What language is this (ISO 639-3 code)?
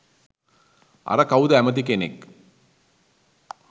sin